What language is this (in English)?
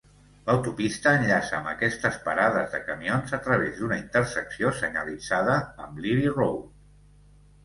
Catalan